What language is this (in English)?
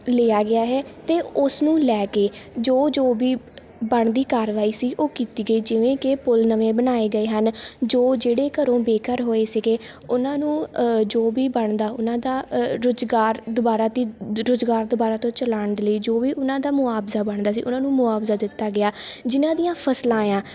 Punjabi